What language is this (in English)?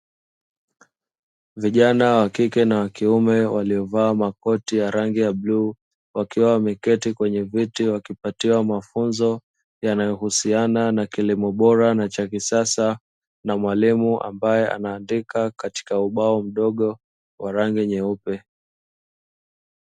Swahili